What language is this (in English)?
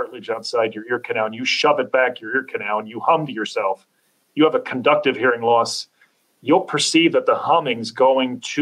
English